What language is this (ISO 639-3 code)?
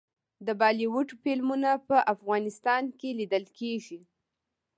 pus